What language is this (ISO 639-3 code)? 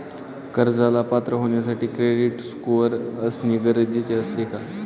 mar